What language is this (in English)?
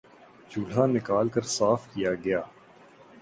Urdu